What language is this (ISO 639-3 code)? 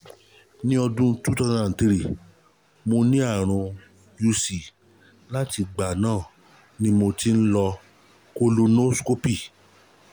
yor